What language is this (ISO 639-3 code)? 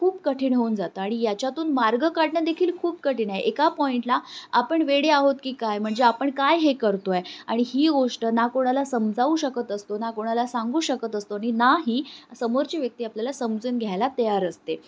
mar